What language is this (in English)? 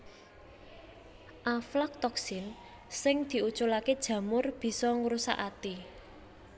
Javanese